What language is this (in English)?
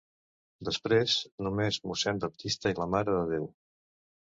Catalan